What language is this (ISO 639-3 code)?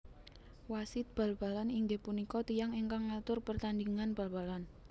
jav